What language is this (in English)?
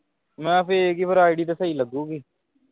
Punjabi